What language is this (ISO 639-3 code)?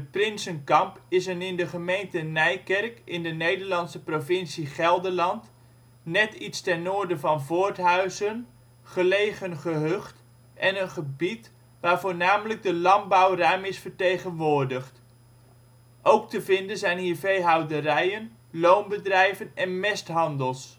nld